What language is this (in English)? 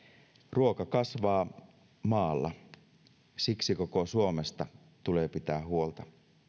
Finnish